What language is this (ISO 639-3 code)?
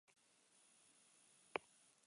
eus